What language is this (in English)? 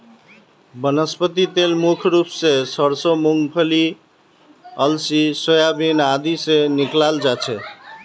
Magahi